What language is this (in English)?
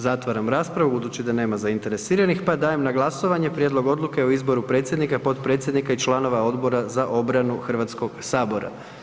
Croatian